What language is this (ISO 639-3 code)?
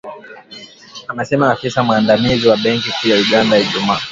swa